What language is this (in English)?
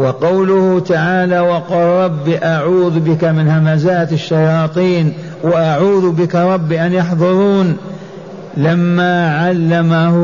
Arabic